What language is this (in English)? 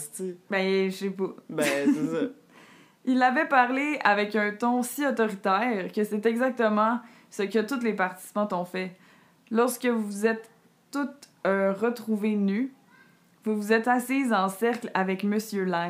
French